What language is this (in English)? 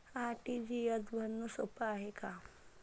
Marathi